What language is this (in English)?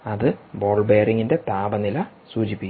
Malayalam